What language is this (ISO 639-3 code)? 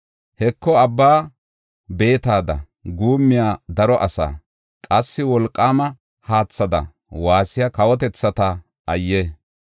gof